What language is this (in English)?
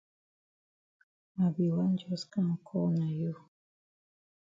Cameroon Pidgin